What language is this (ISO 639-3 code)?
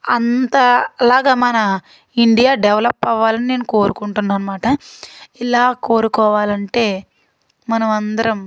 tel